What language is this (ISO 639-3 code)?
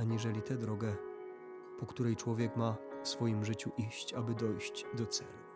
pol